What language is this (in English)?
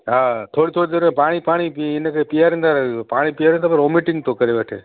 Sindhi